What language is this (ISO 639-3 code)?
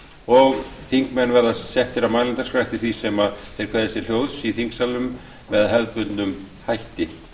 isl